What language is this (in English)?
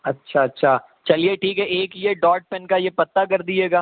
Urdu